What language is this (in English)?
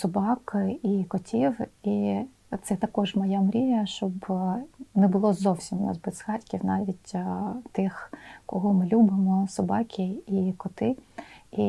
Ukrainian